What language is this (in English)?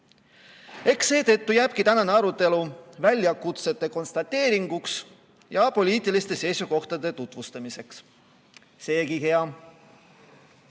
Estonian